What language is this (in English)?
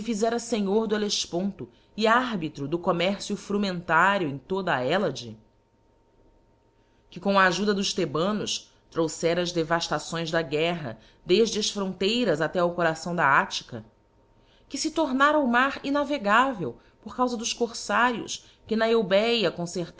Portuguese